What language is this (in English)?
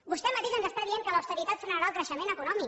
Catalan